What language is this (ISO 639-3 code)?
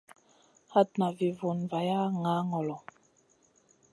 mcn